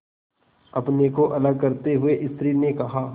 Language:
Hindi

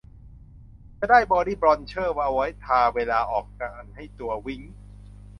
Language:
Thai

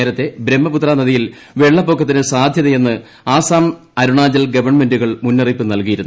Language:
Malayalam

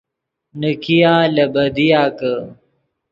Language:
Yidgha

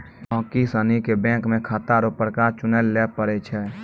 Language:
Maithili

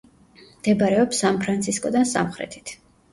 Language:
Georgian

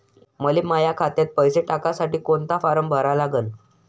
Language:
Marathi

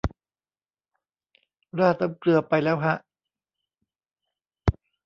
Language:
Thai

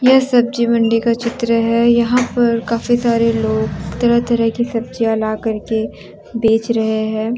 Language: Hindi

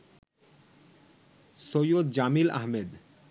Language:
Bangla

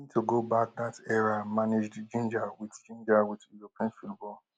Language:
Nigerian Pidgin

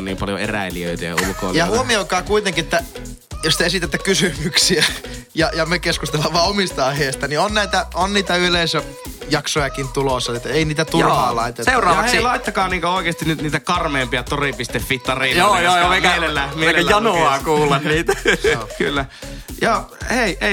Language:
Finnish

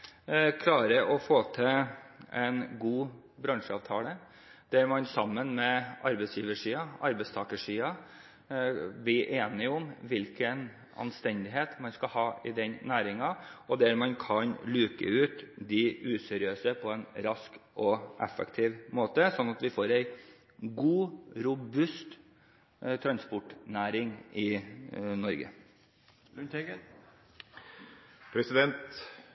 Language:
Norwegian Bokmål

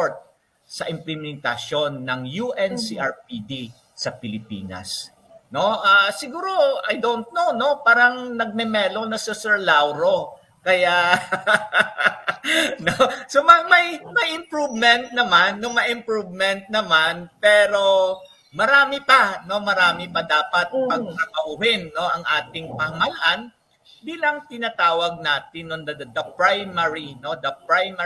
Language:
Filipino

